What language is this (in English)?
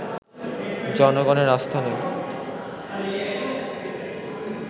Bangla